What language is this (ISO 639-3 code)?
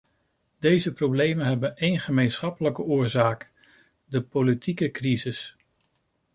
nld